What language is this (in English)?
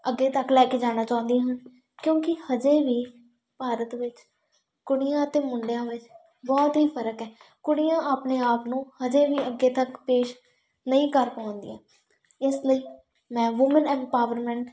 Punjabi